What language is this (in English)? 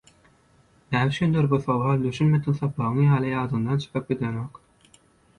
Turkmen